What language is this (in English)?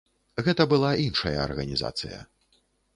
Belarusian